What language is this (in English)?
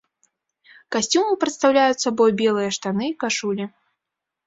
Belarusian